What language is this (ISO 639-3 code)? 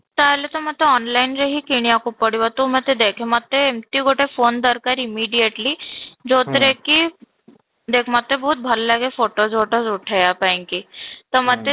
ori